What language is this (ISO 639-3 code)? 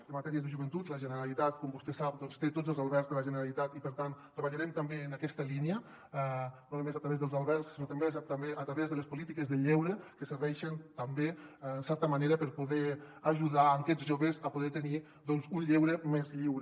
cat